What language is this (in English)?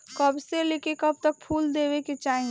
Bhojpuri